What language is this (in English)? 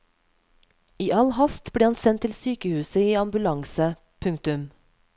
Norwegian